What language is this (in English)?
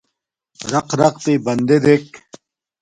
Domaaki